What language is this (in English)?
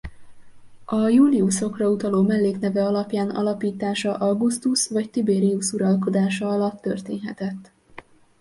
Hungarian